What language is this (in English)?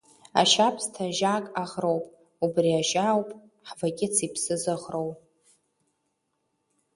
Abkhazian